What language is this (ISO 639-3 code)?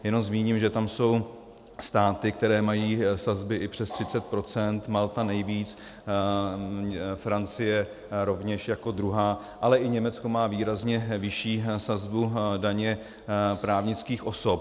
ces